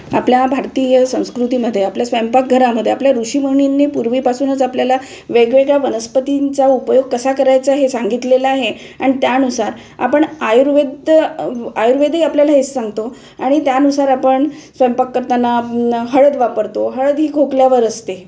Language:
Marathi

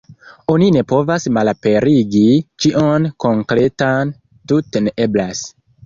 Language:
Esperanto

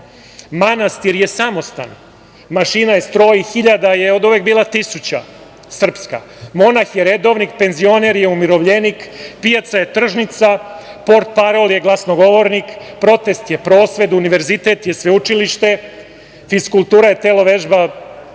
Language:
Serbian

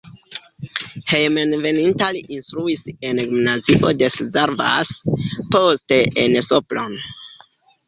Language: Esperanto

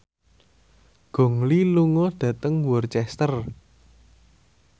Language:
Javanese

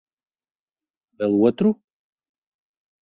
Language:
Latvian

